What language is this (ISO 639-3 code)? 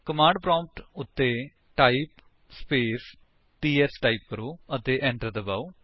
pan